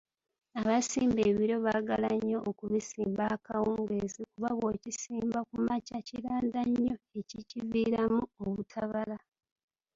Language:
Ganda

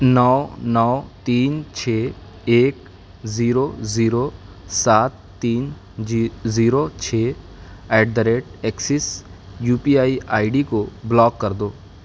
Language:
Urdu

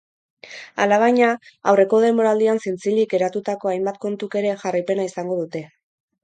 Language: Basque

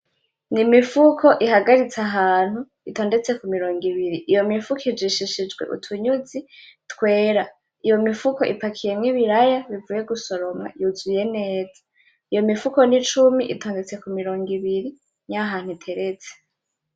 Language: Rundi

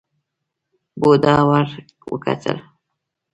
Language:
Pashto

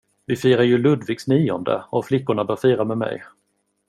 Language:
Swedish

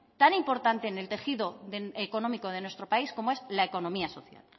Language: Spanish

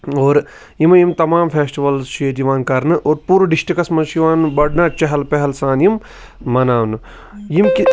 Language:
Kashmiri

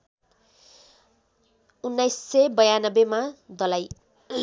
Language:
Nepali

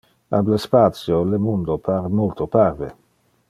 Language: Interlingua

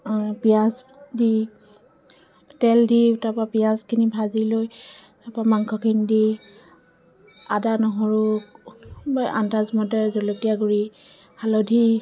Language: Assamese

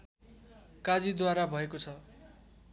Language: Nepali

